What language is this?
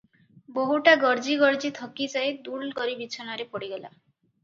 Odia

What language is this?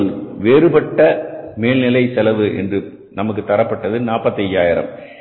Tamil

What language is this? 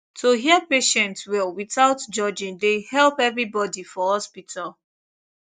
Nigerian Pidgin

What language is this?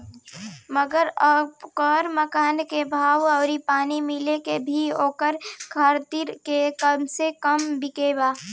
Bhojpuri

